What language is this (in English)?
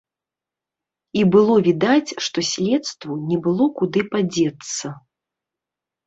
Belarusian